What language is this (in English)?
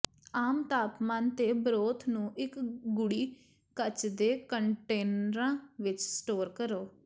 Punjabi